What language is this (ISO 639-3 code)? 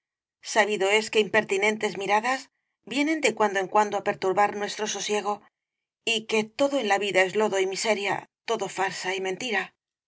spa